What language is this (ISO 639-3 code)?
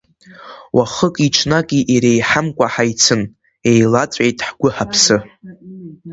abk